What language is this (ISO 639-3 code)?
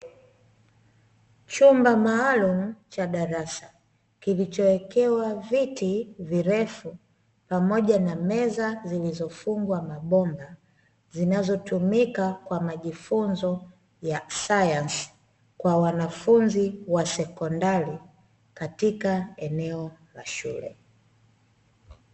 swa